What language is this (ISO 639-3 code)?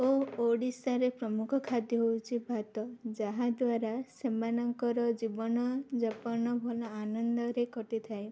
ori